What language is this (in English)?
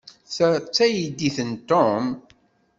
Kabyle